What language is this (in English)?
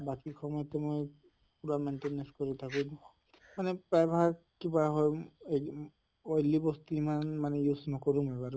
Assamese